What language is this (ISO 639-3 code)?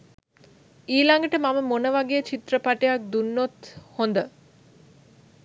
sin